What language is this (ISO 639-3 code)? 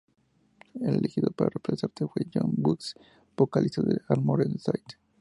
spa